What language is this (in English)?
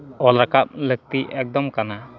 Santali